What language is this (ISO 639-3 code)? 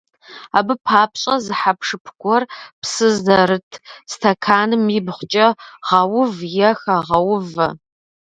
kbd